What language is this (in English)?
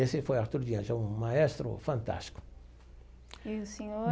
Portuguese